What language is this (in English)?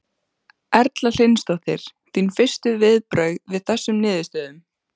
Icelandic